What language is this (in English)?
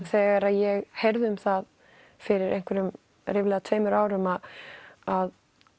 Icelandic